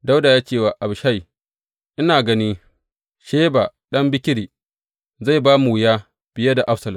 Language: Hausa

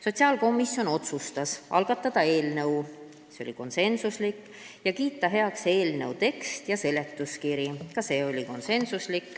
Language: Estonian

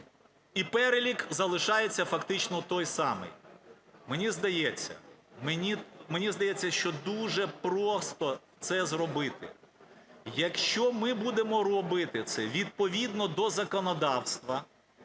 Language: Ukrainian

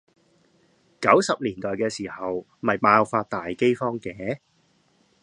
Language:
Cantonese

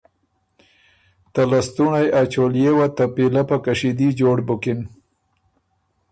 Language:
Ormuri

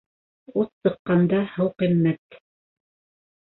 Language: Bashkir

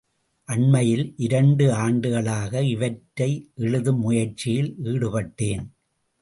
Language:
Tamil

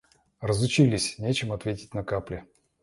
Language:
Russian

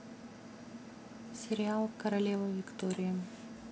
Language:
Russian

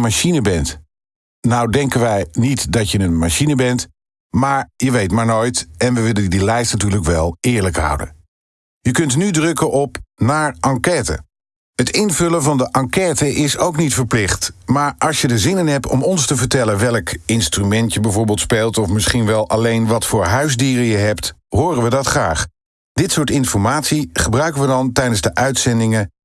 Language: Dutch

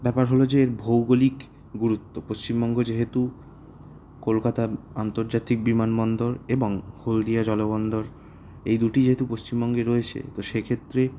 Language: Bangla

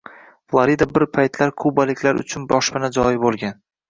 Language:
Uzbek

